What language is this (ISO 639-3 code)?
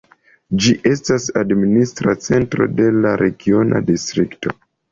epo